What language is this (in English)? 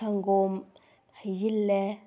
Manipuri